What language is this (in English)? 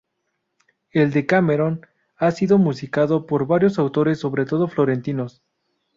Spanish